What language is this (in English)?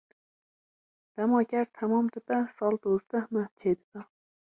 Kurdish